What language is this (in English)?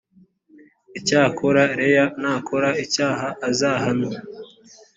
Kinyarwanda